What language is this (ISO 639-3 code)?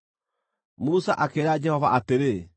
kik